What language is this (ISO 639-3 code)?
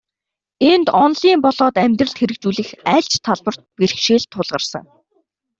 mon